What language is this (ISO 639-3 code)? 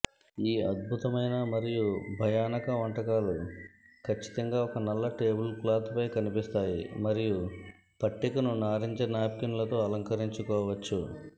tel